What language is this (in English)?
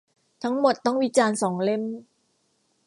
Thai